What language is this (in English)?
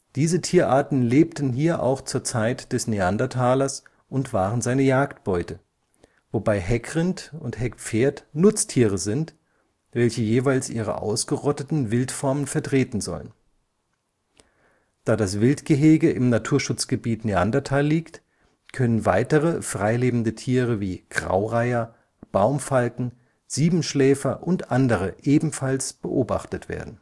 German